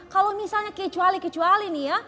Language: Indonesian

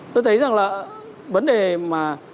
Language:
Vietnamese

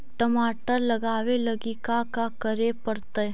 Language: Magahi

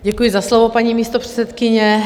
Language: Czech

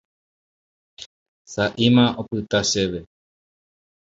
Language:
Guarani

